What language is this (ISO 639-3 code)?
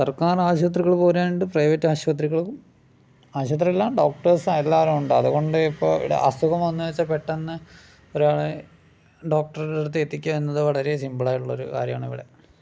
mal